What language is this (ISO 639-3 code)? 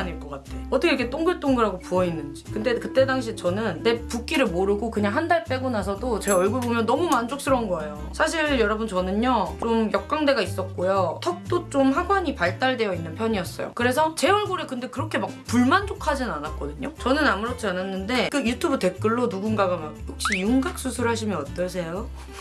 kor